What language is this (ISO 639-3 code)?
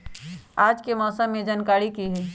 mag